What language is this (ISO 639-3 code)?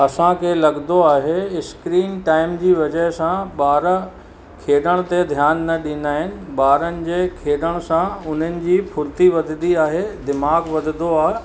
snd